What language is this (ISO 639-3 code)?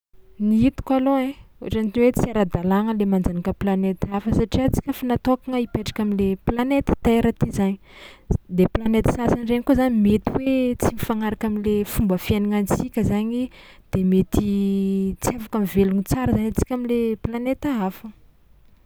xmw